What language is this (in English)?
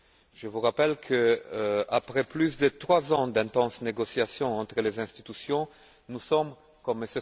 French